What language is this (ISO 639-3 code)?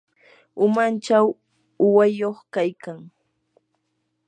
qur